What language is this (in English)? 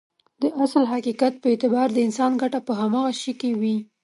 Pashto